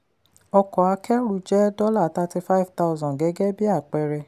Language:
Yoruba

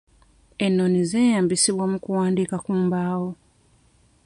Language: Ganda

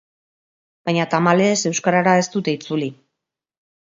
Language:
Basque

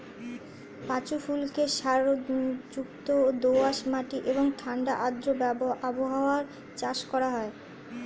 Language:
Bangla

